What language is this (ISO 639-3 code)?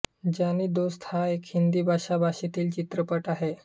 mar